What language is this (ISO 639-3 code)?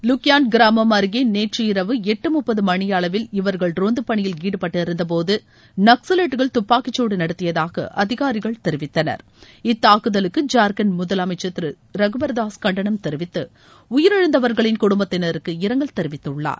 tam